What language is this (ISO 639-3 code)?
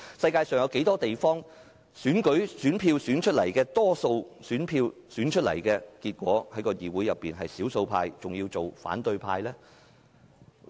yue